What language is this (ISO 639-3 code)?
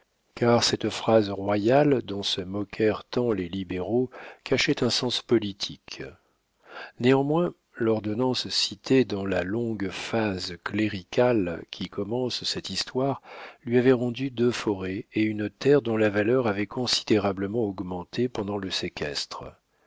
fra